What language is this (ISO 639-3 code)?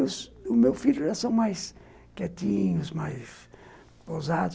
por